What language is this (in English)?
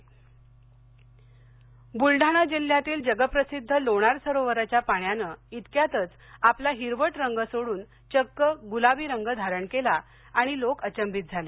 Marathi